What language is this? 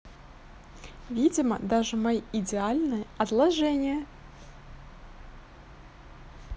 Russian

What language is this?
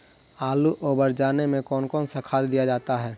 Magahi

